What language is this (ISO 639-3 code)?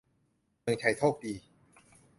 tha